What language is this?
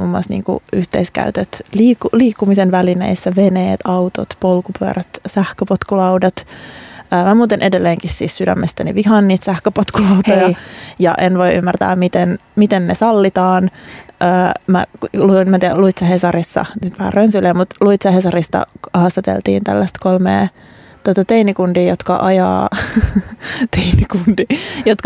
Finnish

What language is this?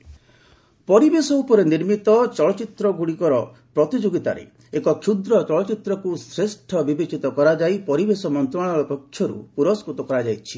Odia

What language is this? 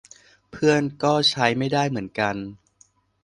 Thai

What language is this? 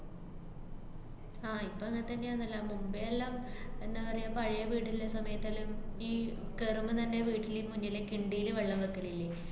Malayalam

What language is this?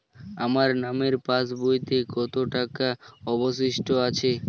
Bangla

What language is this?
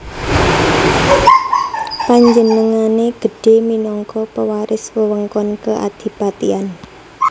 Javanese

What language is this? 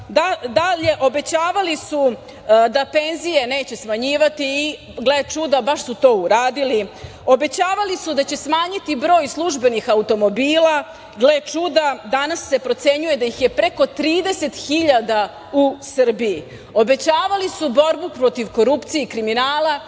Serbian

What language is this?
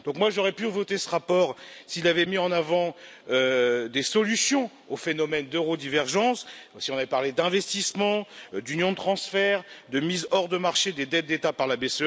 French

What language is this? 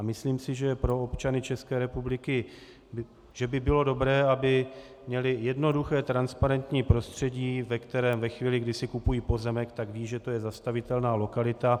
Czech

